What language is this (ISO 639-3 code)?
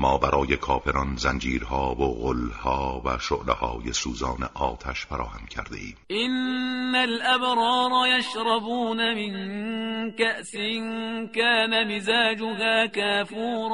fas